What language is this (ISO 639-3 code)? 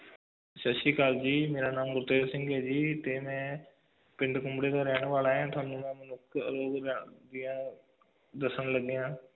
pan